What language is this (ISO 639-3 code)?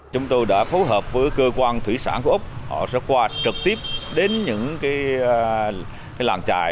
vie